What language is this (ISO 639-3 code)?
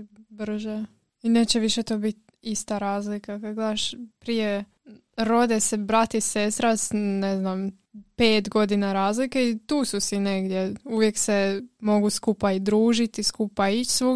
hrv